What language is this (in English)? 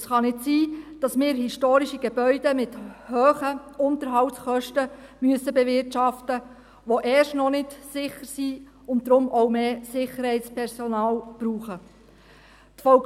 Swiss German